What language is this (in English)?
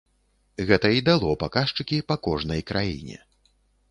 Belarusian